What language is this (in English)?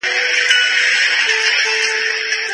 Pashto